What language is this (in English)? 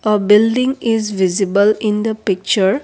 English